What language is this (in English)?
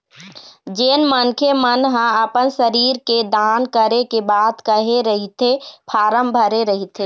Chhattisgarhi